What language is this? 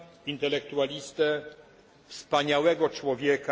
Polish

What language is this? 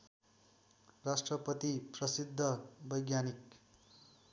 Nepali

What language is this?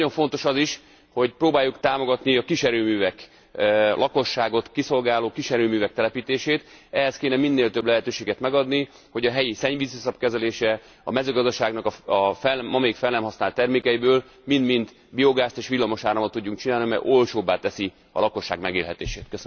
Hungarian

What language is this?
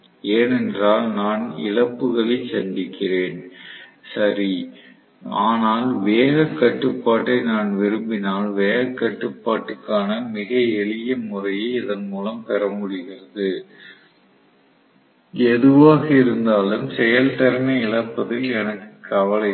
Tamil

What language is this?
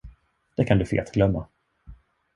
Swedish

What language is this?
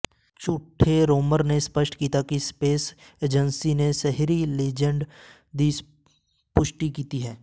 Punjabi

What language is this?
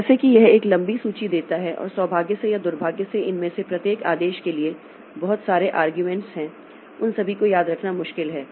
Hindi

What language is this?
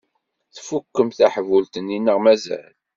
Kabyle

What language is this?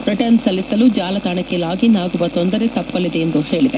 Kannada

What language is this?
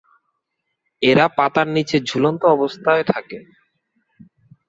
Bangla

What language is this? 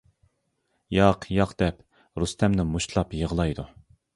Uyghur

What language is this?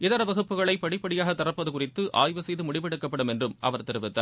Tamil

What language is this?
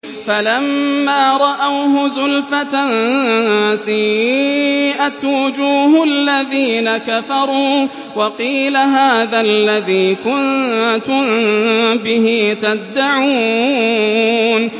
Arabic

